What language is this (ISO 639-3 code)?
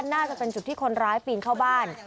tha